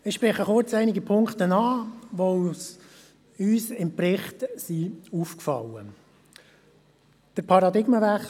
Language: Swiss German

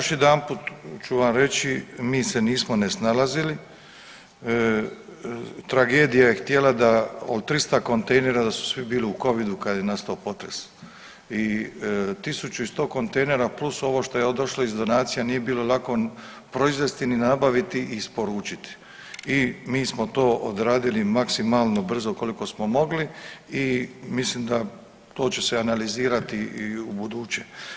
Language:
Croatian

